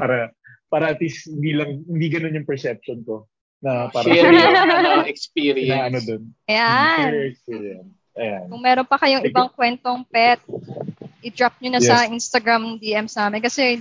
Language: Filipino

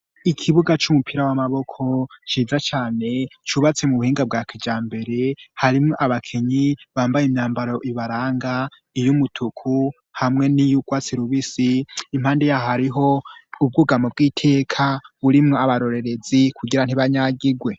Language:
Rundi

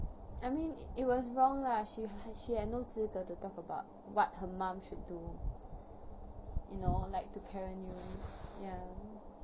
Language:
English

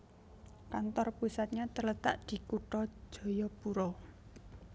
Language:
Javanese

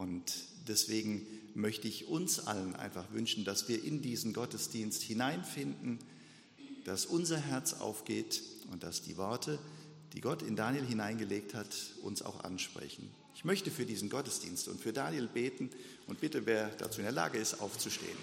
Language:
German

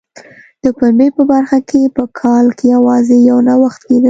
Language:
Pashto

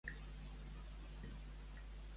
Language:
Catalan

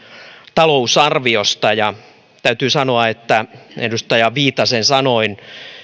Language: Finnish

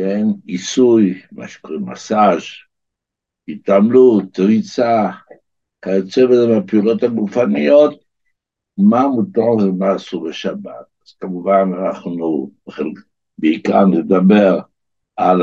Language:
Hebrew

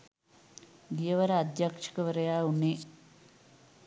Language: Sinhala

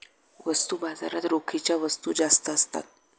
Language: Marathi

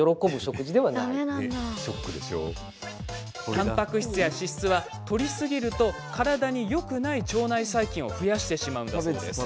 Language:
Japanese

